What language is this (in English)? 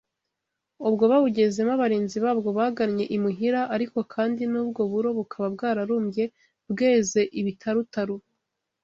Kinyarwanda